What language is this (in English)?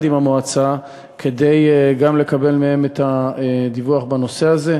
Hebrew